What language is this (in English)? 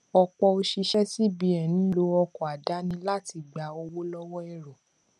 Yoruba